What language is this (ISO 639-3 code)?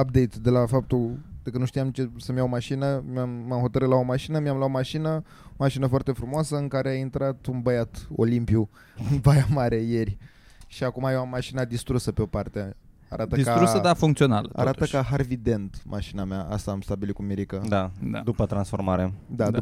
ron